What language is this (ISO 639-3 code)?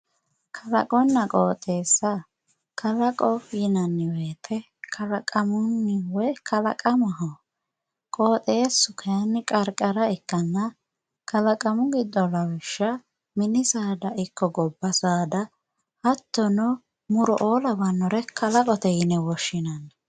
sid